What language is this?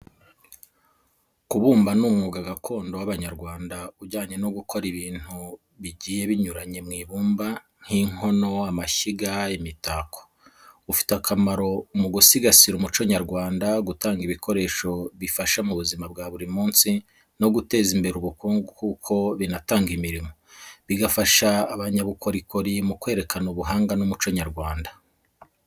Kinyarwanda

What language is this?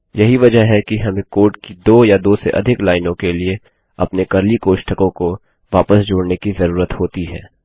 Hindi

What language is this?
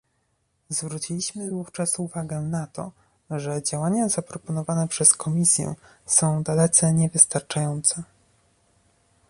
Polish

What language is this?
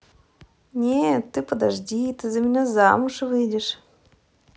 Russian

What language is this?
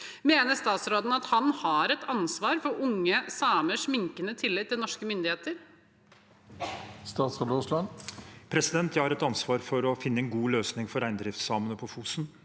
Norwegian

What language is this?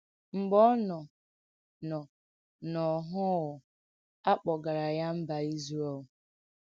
Igbo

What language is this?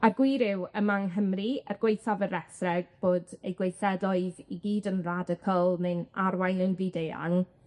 Welsh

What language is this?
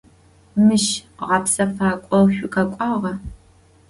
Adyghe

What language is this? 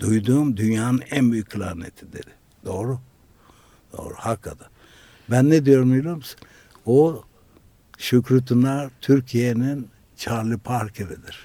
Turkish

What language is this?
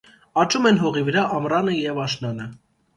Armenian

